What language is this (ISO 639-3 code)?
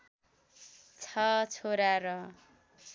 nep